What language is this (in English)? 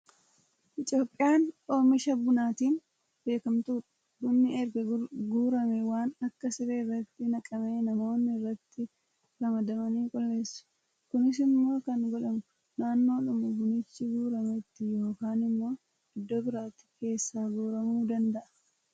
Oromo